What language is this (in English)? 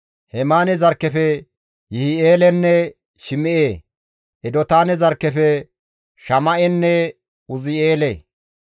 Gamo